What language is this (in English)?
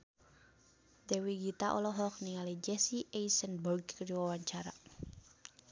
Sundanese